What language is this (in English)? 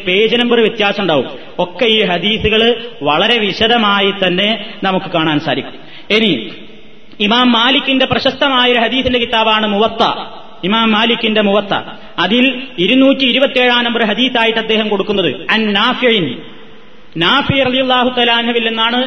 Malayalam